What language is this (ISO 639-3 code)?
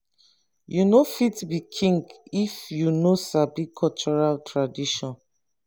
pcm